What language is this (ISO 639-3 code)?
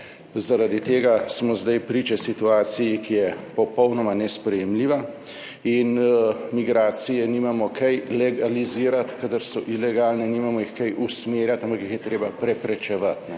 slv